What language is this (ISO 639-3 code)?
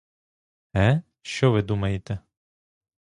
ukr